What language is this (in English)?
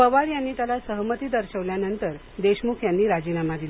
Marathi